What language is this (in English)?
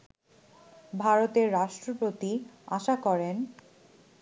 Bangla